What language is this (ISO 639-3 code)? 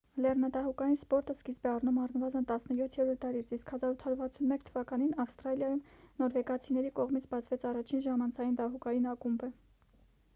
hye